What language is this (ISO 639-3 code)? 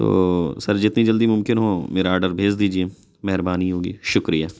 urd